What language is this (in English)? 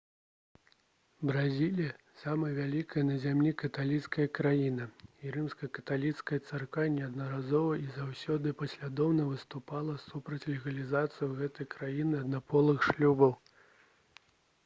Belarusian